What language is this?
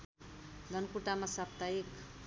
Nepali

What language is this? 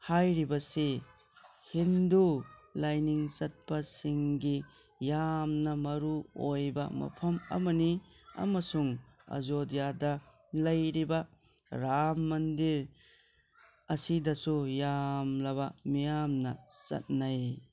Manipuri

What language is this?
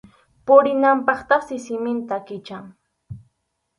Arequipa-La Unión Quechua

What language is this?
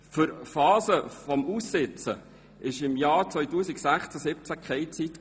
Swiss German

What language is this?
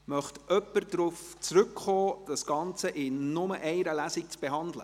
Swiss German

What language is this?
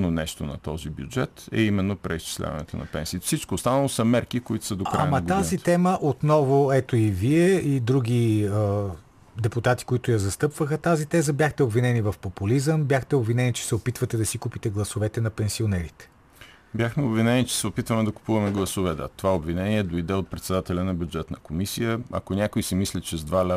Bulgarian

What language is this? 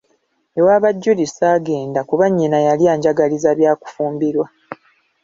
Ganda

